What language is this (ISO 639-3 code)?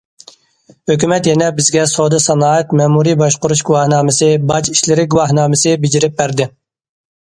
uig